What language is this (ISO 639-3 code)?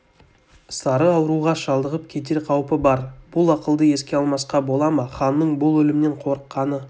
kaz